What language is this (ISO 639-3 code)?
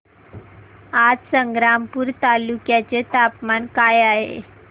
mar